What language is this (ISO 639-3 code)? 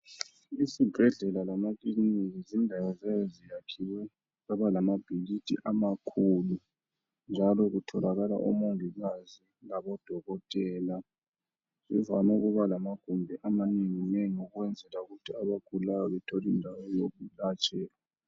nde